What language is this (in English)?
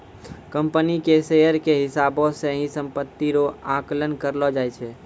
Maithili